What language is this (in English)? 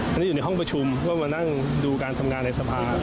Thai